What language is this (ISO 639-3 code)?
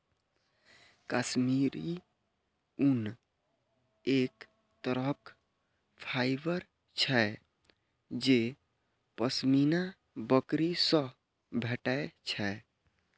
mai